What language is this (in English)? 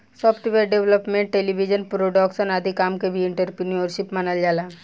Bhojpuri